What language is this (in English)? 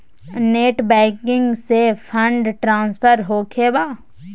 Magahi